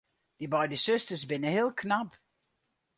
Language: Western Frisian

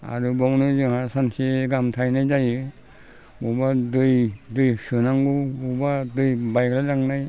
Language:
Bodo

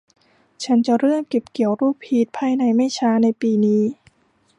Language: Thai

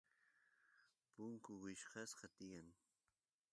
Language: Santiago del Estero Quichua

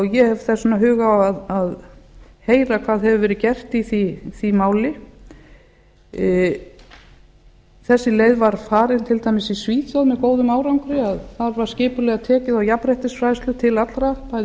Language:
Icelandic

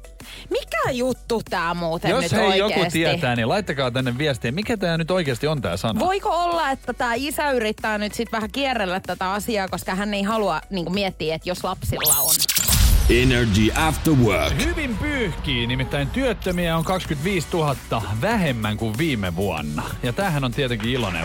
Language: Finnish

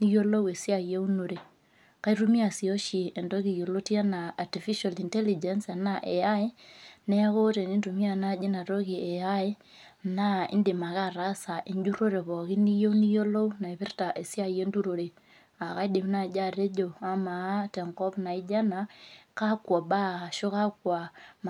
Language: Masai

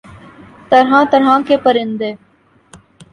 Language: Urdu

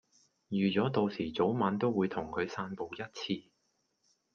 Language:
Cantonese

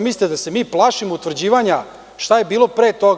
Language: Serbian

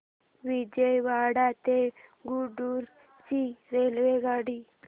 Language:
Marathi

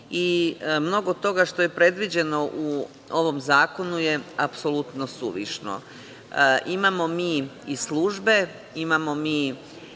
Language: Serbian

